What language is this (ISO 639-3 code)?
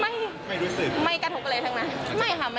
tha